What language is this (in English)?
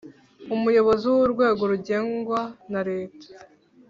Kinyarwanda